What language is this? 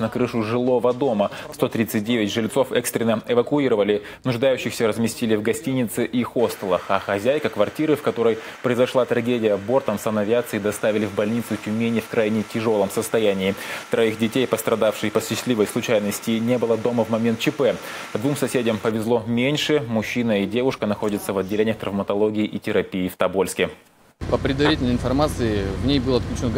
Russian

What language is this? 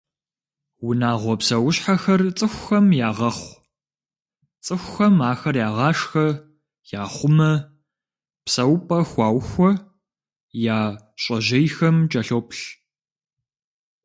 Kabardian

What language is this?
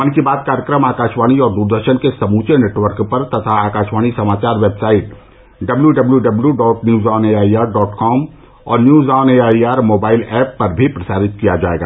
Hindi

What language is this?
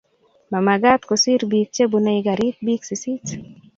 Kalenjin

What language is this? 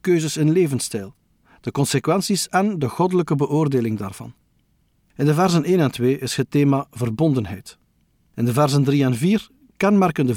Dutch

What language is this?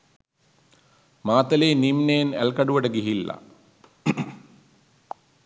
Sinhala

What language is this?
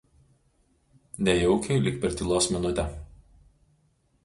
Lithuanian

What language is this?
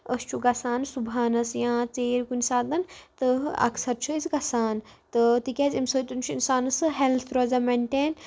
Kashmiri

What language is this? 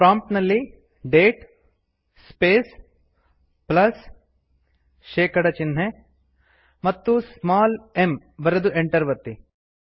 Kannada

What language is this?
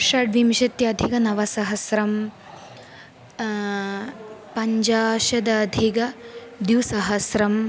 Sanskrit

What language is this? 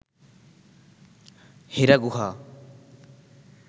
Bangla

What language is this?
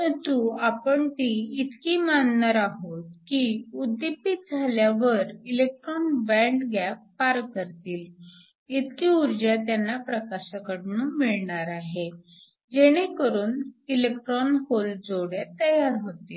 Marathi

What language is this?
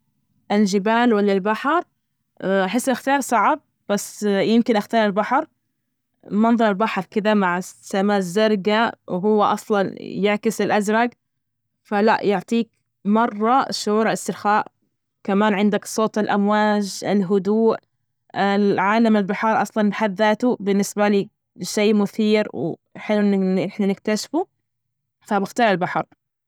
Najdi Arabic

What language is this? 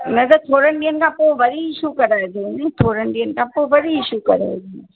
Sindhi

